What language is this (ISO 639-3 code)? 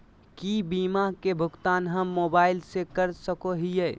mag